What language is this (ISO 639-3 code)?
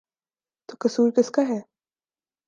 urd